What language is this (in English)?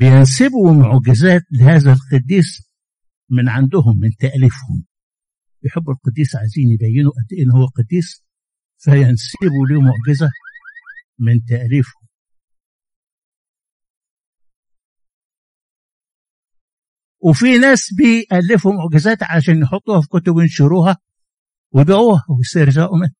Arabic